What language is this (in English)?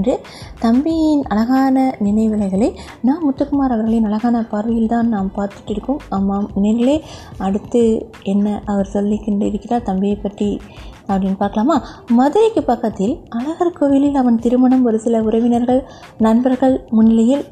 Tamil